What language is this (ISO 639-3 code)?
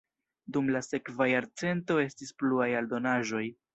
epo